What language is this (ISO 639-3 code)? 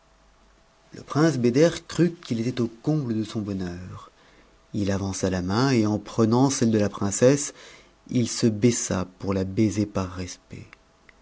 fra